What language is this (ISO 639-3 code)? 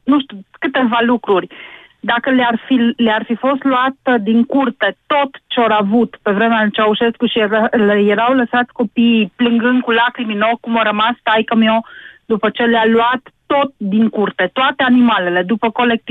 ron